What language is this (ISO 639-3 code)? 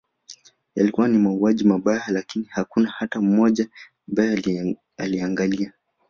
swa